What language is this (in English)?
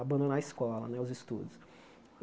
Portuguese